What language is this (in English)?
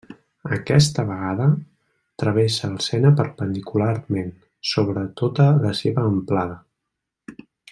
Catalan